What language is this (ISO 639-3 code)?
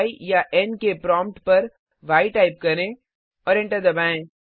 hin